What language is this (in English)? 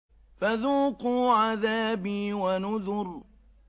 Arabic